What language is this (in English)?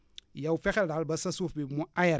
Wolof